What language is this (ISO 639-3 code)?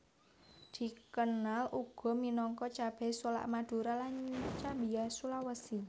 jav